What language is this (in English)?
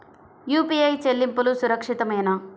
Telugu